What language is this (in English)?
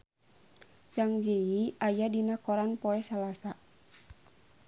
Sundanese